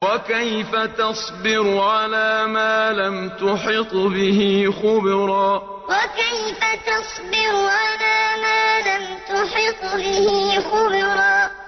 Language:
Arabic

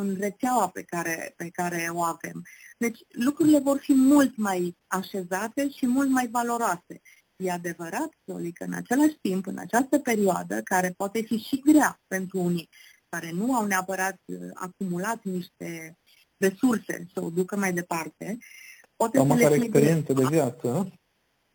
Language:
Romanian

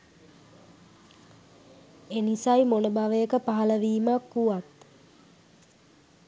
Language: Sinhala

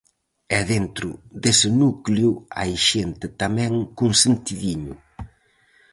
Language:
Galician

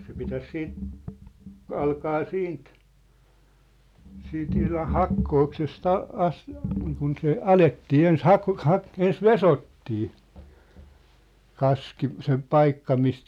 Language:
Finnish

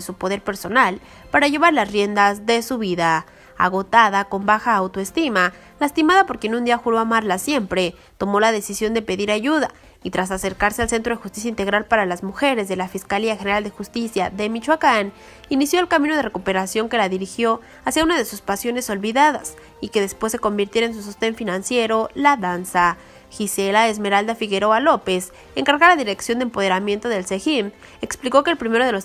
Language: Spanish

